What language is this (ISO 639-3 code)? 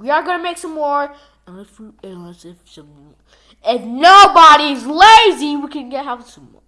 eng